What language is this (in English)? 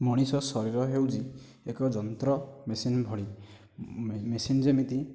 Odia